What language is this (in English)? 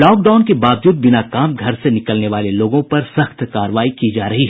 Hindi